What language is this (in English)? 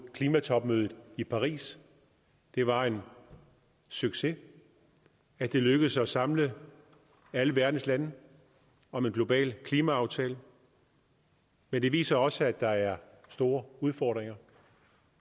Danish